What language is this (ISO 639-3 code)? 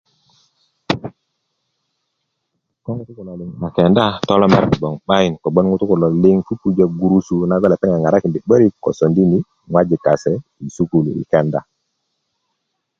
ukv